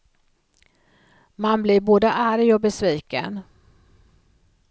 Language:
Swedish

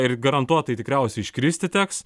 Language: Lithuanian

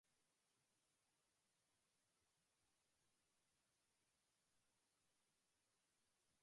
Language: Mongolian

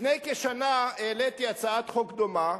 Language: Hebrew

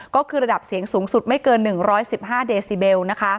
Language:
Thai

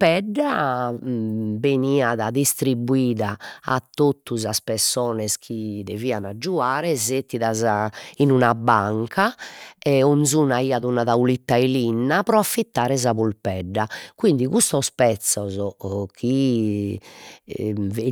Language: Sardinian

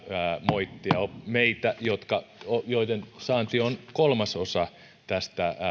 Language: Finnish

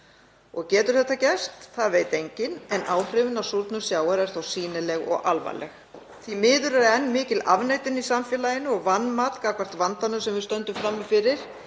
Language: Icelandic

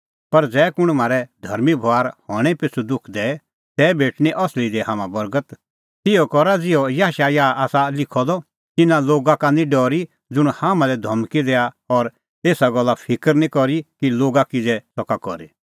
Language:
Kullu Pahari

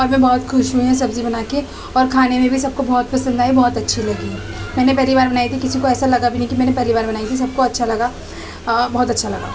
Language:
Urdu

